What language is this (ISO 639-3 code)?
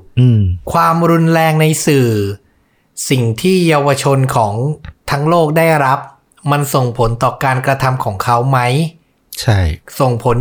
tha